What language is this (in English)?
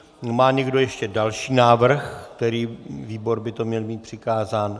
Czech